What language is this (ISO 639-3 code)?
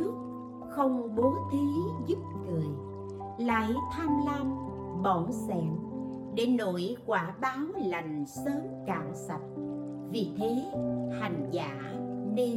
vie